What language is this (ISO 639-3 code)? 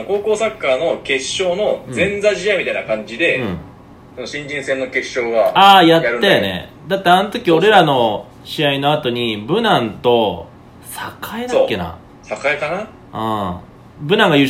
jpn